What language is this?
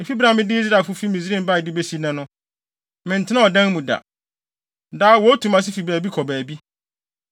Akan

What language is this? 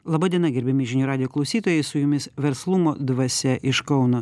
Lithuanian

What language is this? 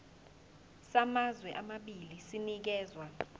Zulu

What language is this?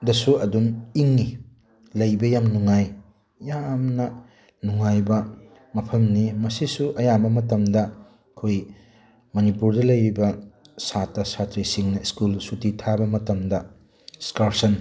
Manipuri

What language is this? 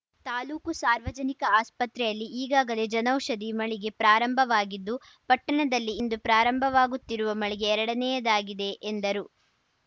Kannada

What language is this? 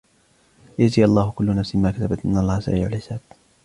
Arabic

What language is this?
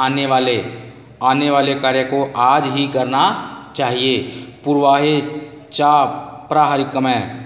Hindi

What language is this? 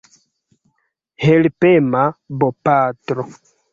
Esperanto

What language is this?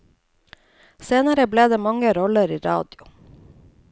Norwegian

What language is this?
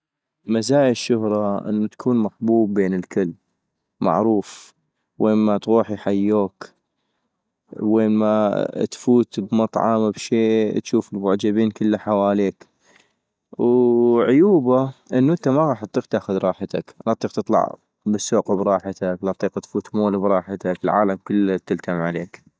North Mesopotamian Arabic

